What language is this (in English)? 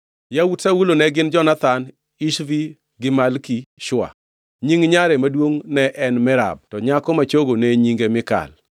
Luo (Kenya and Tanzania)